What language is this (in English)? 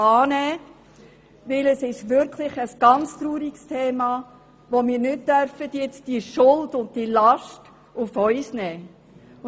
Swiss German